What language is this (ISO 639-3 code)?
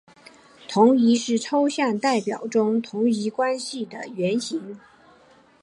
zho